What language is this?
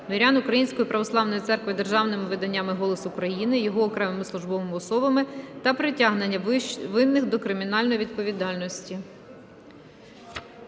Ukrainian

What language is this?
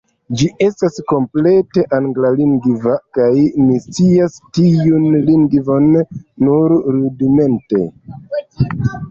Esperanto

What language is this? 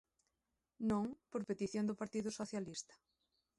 Galician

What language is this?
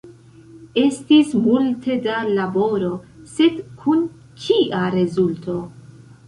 Esperanto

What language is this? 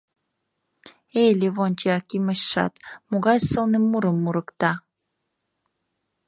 Mari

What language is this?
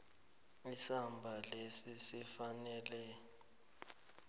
South Ndebele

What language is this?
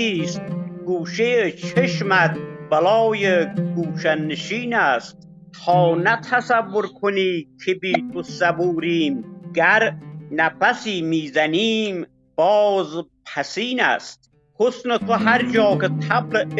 Persian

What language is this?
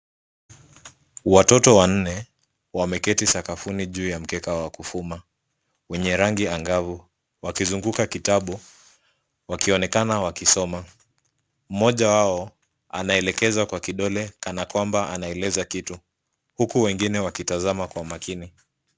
Swahili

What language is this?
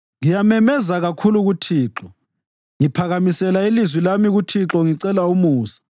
North Ndebele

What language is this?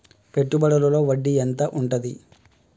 Telugu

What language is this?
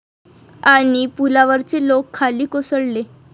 Marathi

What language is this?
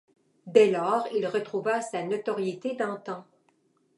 French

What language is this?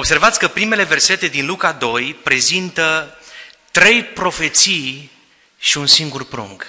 Romanian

